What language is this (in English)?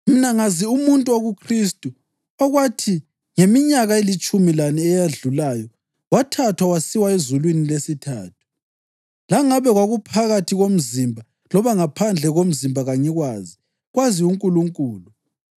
North Ndebele